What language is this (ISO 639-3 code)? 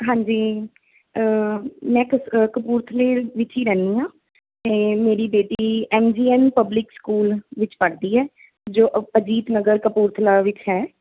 pan